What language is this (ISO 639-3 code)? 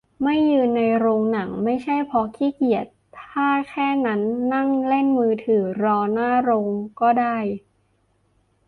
tha